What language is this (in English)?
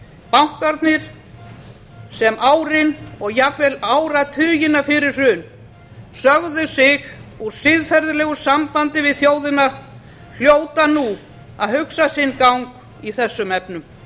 Icelandic